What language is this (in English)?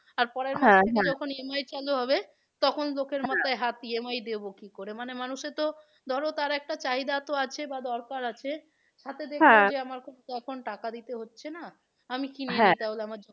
Bangla